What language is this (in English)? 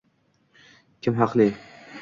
Uzbek